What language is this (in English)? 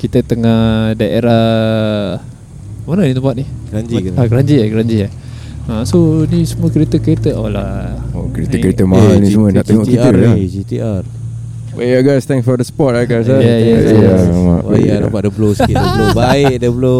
Malay